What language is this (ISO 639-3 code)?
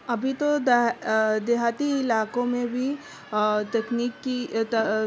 urd